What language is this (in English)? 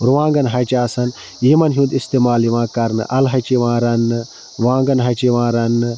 Kashmiri